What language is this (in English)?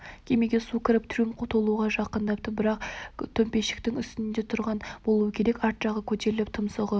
Kazakh